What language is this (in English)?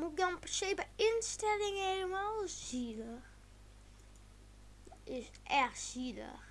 Dutch